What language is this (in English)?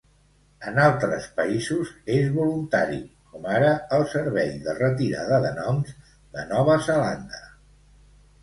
Catalan